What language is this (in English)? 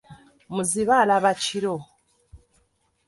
Ganda